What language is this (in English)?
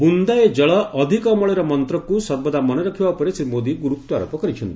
Odia